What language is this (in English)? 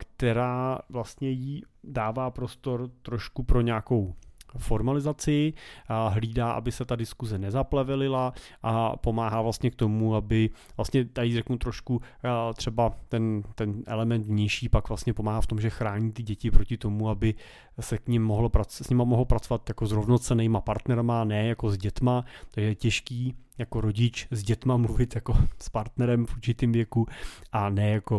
Czech